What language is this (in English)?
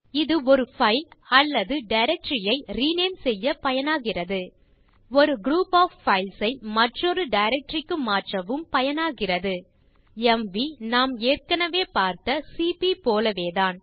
Tamil